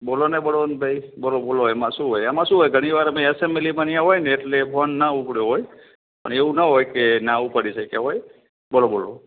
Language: Gujarati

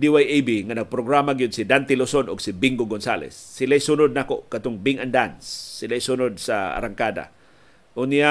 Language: Filipino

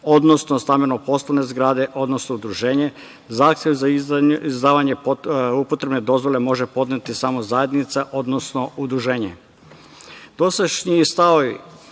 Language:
Serbian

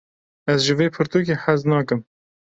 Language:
Kurdish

